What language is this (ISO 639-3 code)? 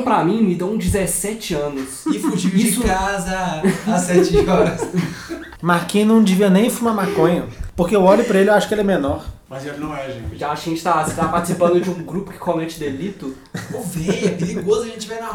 por